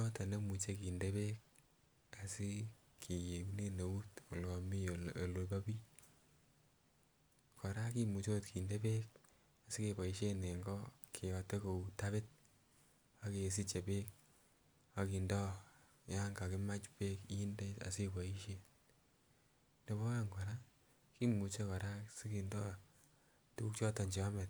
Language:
Kalenjin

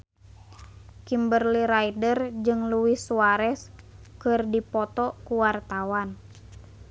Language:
Sundanese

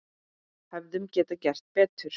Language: Icelandic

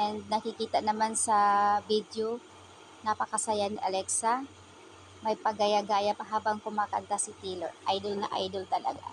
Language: Filipino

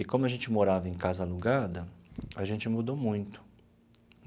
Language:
Portuguese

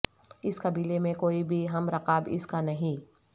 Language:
Urdu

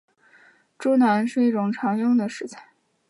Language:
Chinese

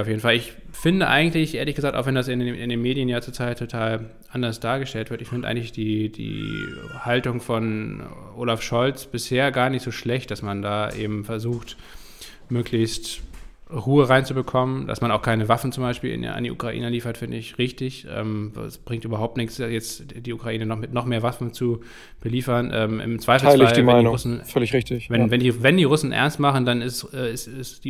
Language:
German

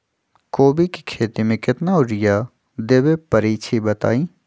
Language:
Magahi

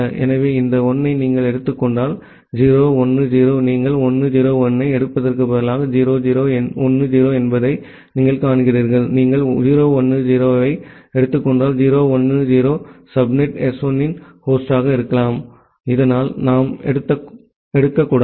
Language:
Tamil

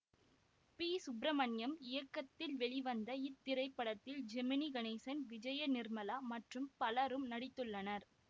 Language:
Tamil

